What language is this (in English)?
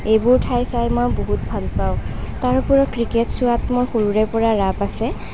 Assamese